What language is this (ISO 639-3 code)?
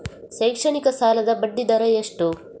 kan